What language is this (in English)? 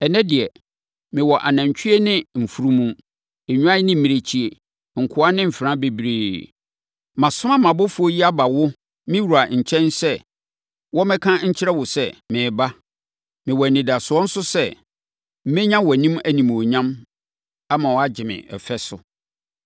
Akan